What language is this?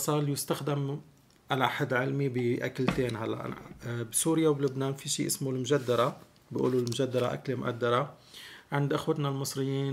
Arabic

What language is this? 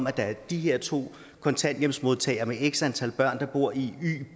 Danish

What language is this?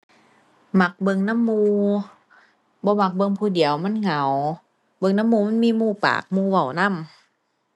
Thai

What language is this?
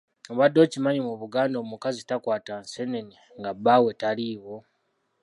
Ganda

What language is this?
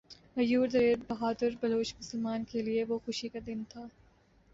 Urdu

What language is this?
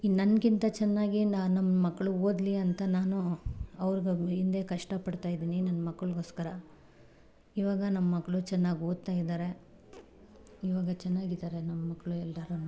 Kannada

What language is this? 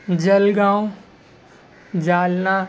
Urdu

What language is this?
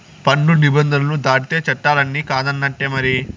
Telugu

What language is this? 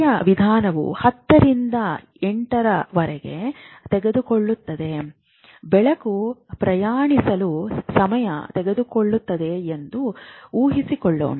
Kannada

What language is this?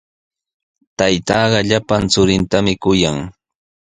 Sihuas Ancash Quechua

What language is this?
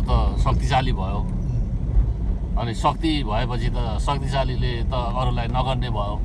Korean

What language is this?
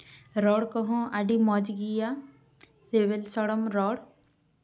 Santali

